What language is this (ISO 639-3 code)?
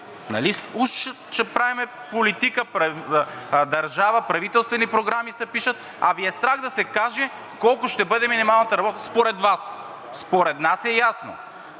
bul